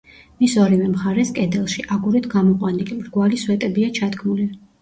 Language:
Georgian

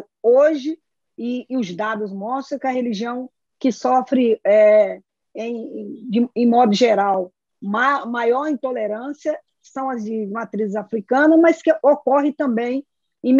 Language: Portuguese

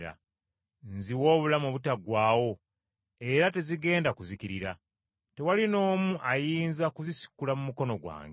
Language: Ganda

